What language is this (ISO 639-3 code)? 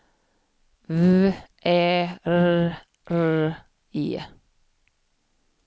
swe